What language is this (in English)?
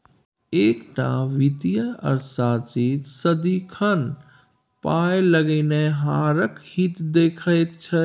Maithili